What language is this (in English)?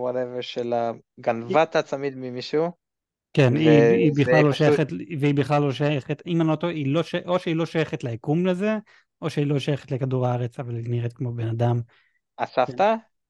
Hebrew